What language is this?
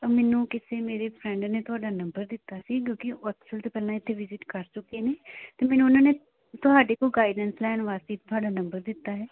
Punjabi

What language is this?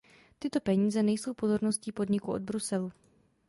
Czech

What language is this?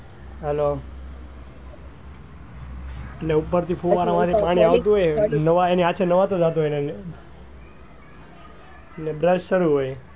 Gujarati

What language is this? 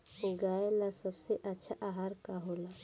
Bhojpuri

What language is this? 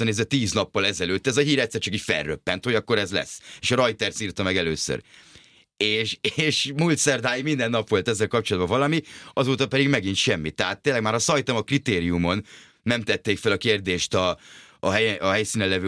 Hungarian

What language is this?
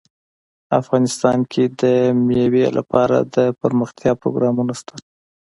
Pashto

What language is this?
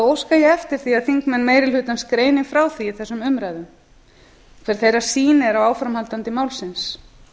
Icelandic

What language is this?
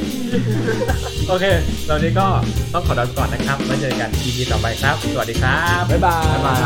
Thai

